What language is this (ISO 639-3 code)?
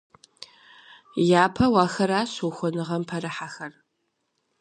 kbd